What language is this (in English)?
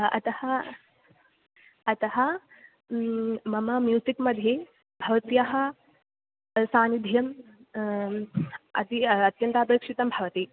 Sanskrit